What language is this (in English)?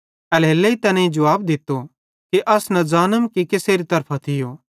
Bhadrawahi